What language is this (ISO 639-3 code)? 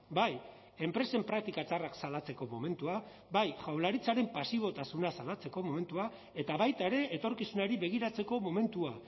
eus